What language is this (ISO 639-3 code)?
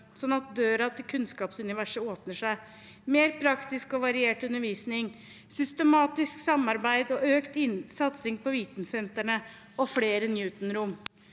nor